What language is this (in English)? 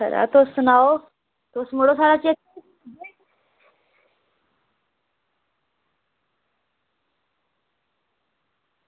Dogri